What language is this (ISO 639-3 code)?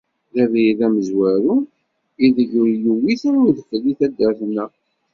kab